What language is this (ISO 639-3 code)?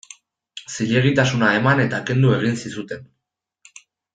eus